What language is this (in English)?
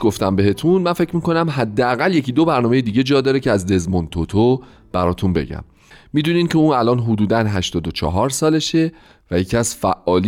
Persian